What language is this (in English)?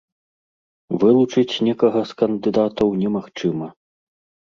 Belarusian